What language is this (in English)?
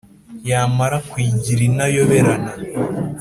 Kinyarwanda